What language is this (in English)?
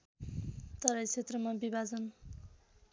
Nepali